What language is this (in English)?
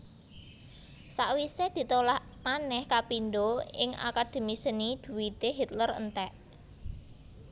Javanese